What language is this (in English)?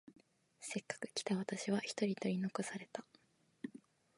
Japanese